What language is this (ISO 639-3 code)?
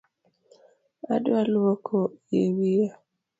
luo